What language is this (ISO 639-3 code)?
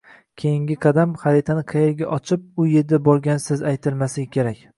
uzb